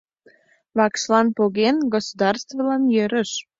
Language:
Mari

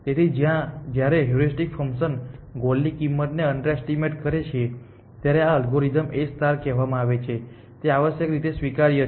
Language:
Gujarati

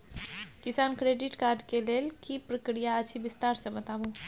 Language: Maithili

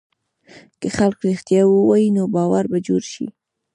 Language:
Pashto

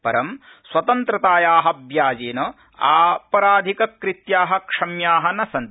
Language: Sanskrit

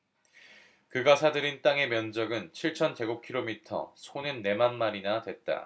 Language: Korean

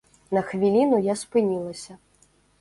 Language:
Belarusian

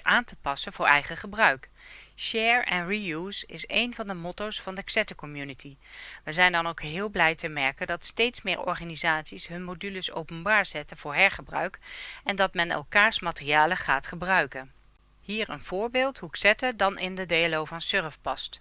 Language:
Dutch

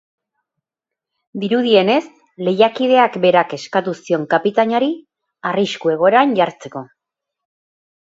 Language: Basque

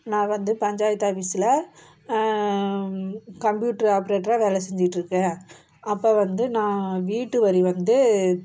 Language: Tamil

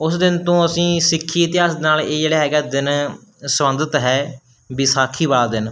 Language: Punjabi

